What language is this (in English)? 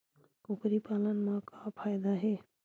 Chhattisgarhi